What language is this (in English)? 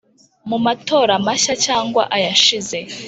Kinyarwanda